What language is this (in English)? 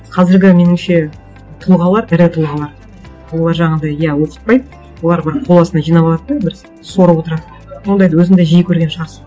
Kazakh